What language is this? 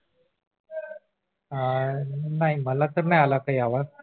Marathi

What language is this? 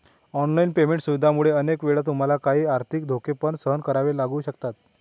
Marathi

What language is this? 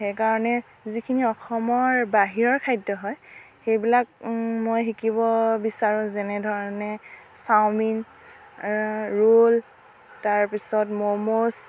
Assamese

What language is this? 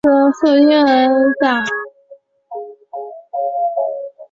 Chinese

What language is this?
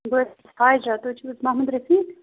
Kashmiri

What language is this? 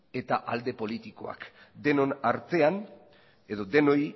Basque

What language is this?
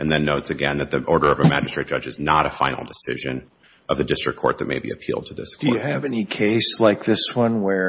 English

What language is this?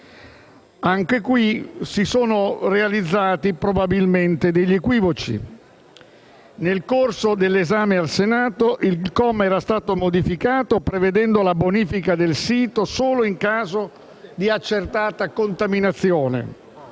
Italian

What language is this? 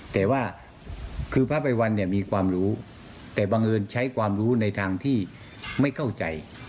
Thai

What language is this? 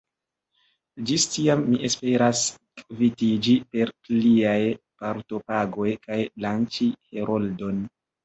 Esperanto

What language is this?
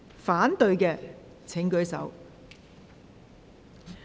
Cantonese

